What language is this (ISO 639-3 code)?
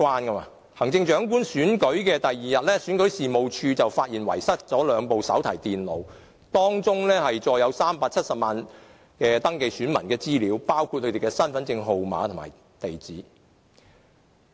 yue